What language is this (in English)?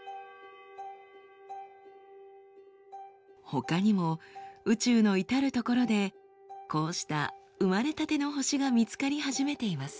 Japanese